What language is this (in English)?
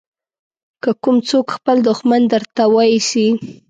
Pashto